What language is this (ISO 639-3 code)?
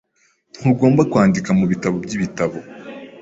kin